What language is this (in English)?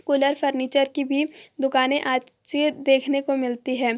Hindi